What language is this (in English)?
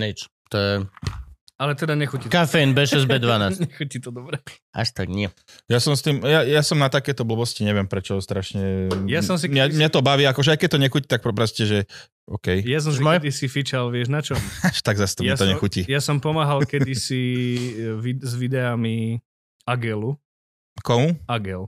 Slovak